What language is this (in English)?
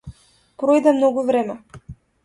Macedonian